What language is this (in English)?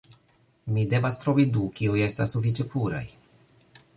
Esperanto